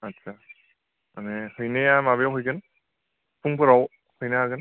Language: Bodo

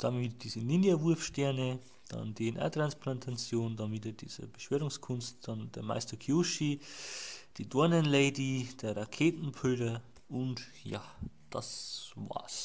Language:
German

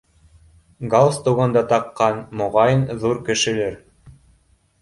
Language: Bashkir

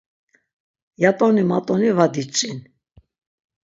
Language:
Laz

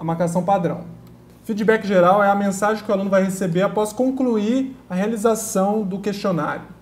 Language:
Portuguese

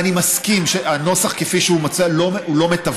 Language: Hebrew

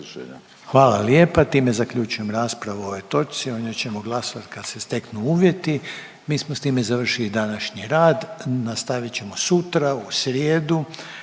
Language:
Croatian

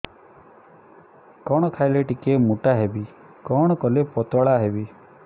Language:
Odia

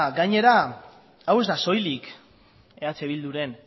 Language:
Basque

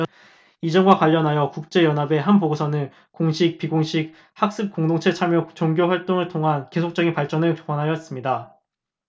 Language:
Korean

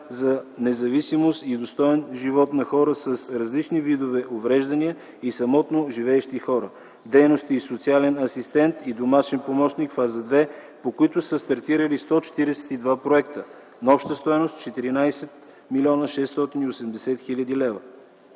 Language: Bulgarian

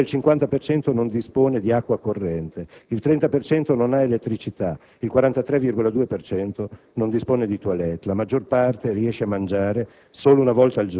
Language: Italian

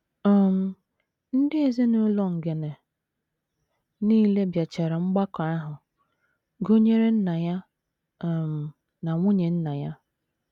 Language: Igbo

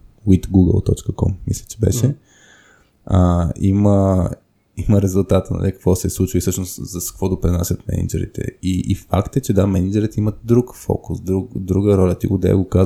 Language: Bulgarian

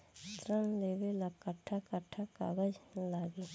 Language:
Bhojpuri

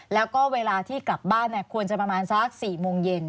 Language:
Thai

